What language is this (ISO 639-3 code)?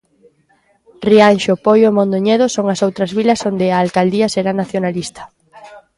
glg